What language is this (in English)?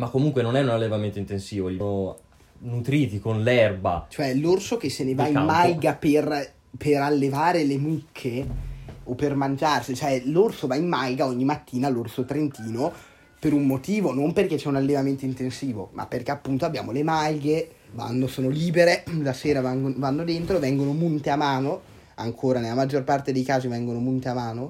Italian